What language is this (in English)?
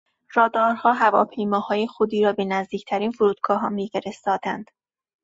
Persian